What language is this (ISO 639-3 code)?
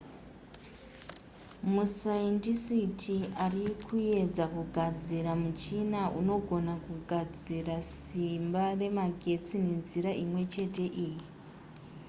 sna